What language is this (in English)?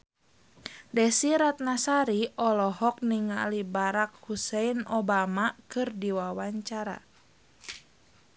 Sundanese